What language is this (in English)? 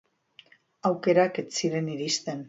Basque